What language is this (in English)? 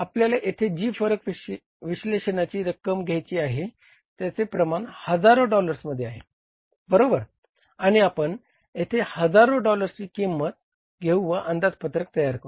Marathi